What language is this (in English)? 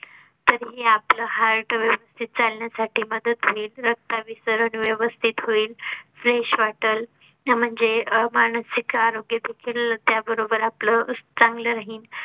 Marathi